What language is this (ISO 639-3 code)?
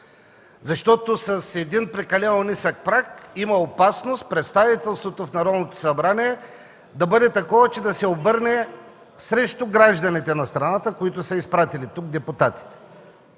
bul